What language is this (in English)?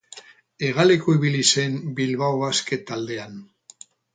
Basque